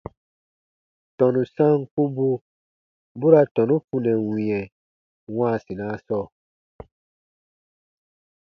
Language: Baatonum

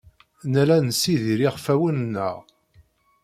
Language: Kabyle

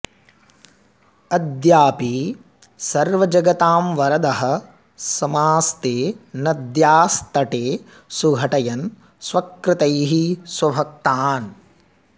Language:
Sanskrit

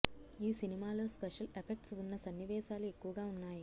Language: Telugu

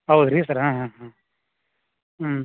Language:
Kannada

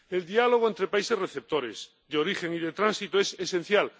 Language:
Spanish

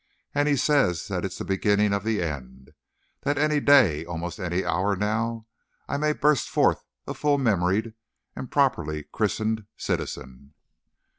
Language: English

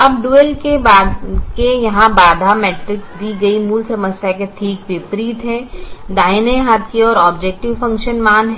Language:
Hindi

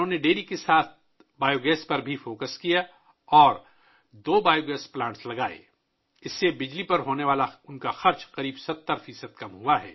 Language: Urdu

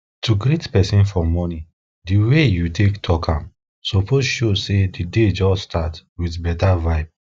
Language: Nigerian Pidgin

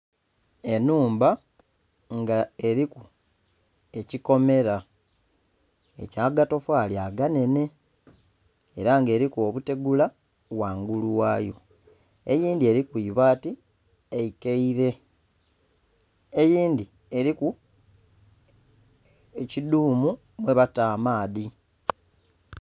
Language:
Soga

